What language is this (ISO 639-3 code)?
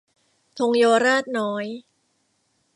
tha